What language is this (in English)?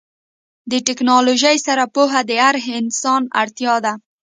Pashto